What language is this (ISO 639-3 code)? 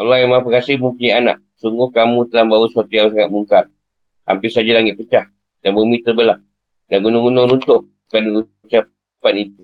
msa